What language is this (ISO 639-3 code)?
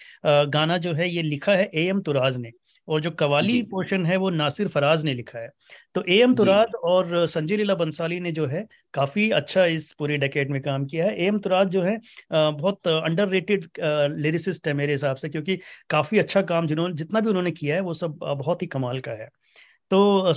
hin